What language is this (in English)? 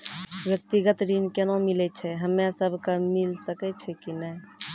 Maithili